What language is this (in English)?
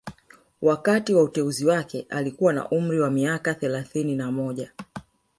Swahili